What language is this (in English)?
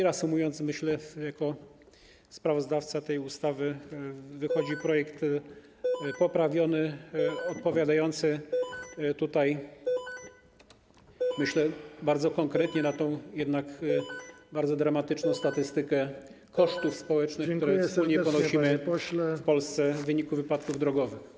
Polish